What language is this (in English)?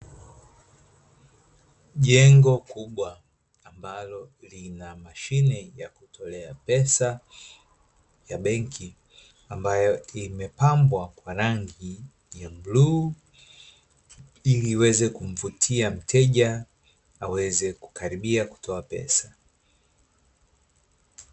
Swahili